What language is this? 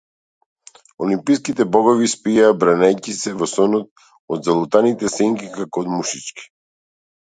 Macedonian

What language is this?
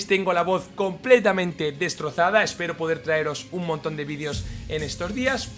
Spanish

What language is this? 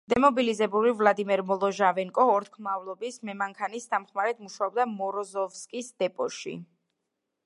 Georgian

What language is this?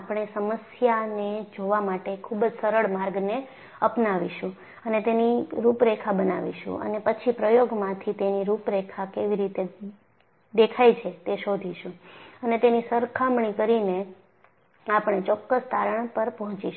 Gujarati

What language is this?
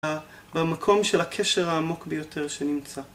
Hebrew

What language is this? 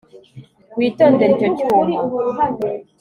Kinyarwanda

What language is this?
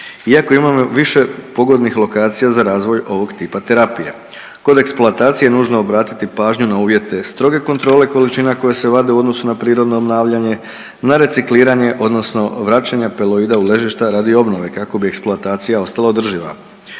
Croatian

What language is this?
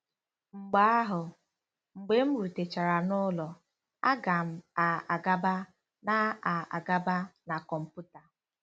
Igbo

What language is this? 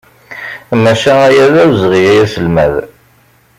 Kabyle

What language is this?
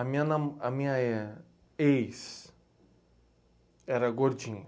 Portuguese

